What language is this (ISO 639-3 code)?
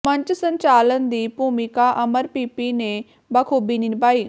pan